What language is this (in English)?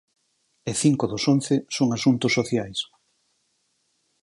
Galician